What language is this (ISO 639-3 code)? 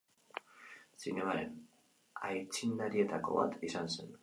eus